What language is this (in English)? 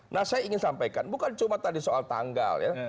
Indonesian